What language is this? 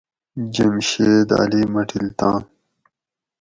Gawri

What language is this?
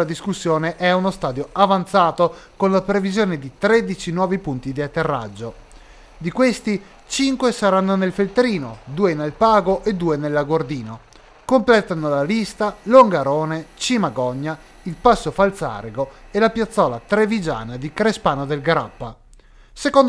Italian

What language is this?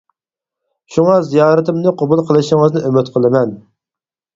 Uyghur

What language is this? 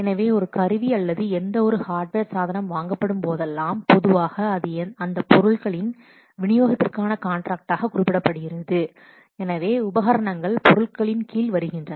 Tamil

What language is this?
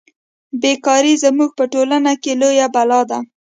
Pashto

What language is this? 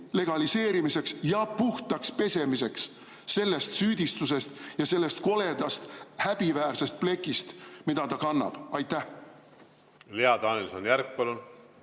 Estonian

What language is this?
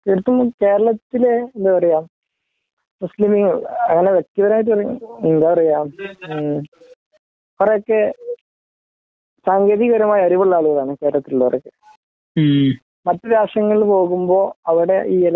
Malayalam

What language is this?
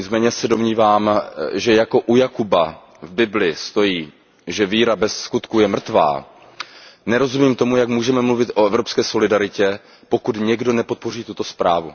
Czech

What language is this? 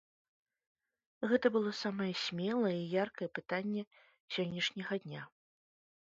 Belarusian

